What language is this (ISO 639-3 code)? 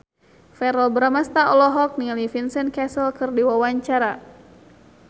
sun